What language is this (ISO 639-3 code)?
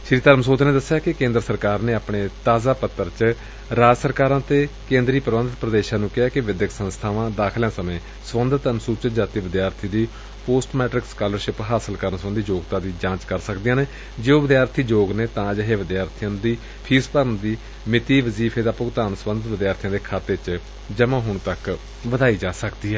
pan